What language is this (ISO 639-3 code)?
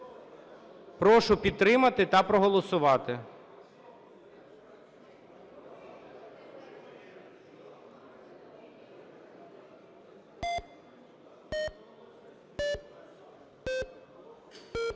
ukr